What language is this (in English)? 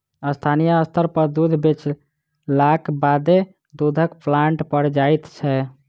Maithili